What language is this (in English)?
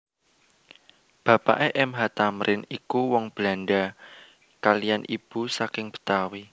Javanese